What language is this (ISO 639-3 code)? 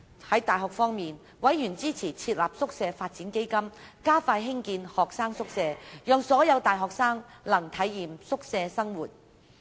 yue